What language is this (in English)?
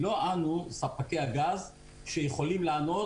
Hebrew